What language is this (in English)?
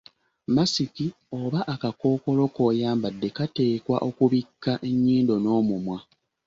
Ganda